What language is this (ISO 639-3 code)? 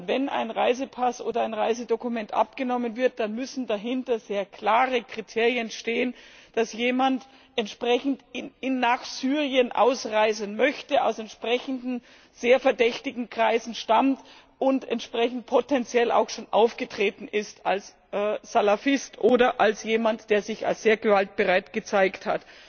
deu